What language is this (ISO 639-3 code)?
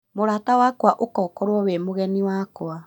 kik